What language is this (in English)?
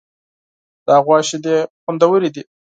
Pashto